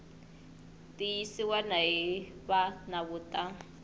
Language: Tsonga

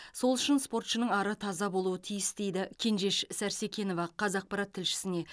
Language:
Kazakh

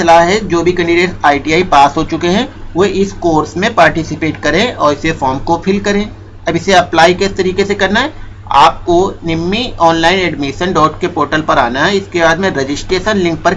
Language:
Hindi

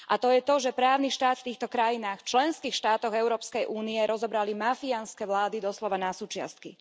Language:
Slovak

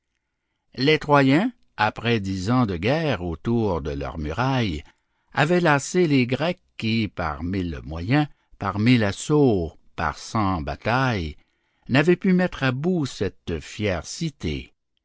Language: French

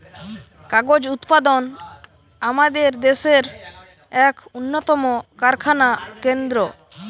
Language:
Bangla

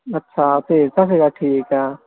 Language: Punjabi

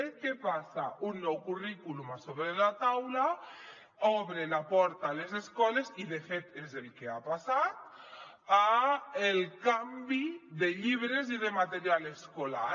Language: Catalan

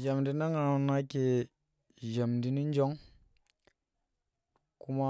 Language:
Tera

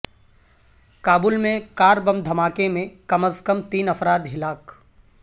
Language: Urdu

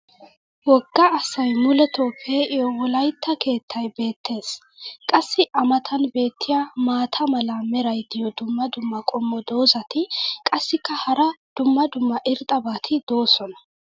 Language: Wolaytta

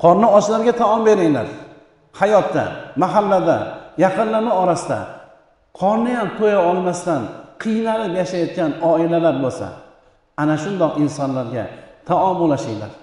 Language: Turkish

